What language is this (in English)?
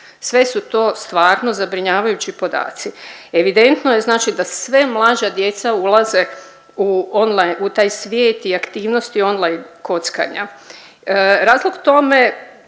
Croatian